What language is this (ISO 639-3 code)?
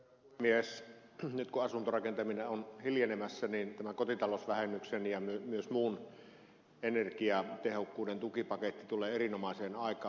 fin